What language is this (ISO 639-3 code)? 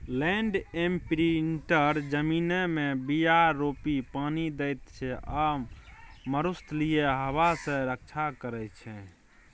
mai